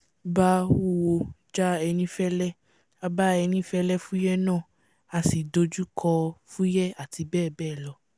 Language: Yoruba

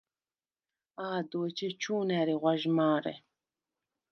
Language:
Svan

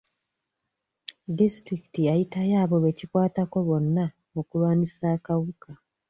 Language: Ganda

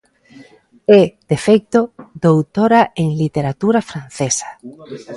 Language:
Galician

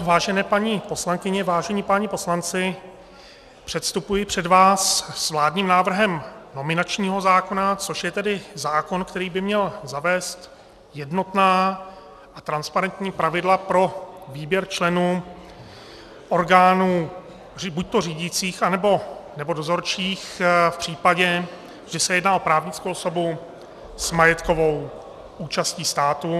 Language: Czech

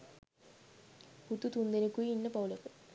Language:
Sinhala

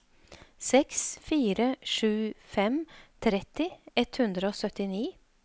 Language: Norwegian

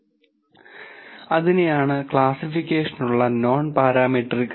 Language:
Malayalam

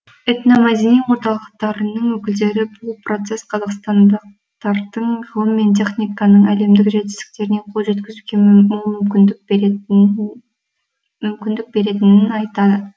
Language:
Kazakh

